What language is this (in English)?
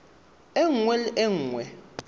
Tswana